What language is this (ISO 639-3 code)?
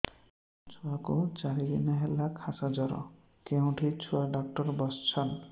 ori